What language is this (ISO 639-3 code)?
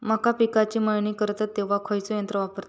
mar